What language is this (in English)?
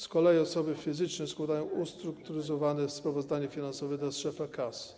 Polish